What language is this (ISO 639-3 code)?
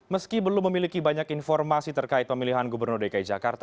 ind